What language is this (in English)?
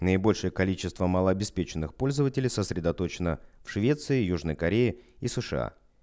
Russian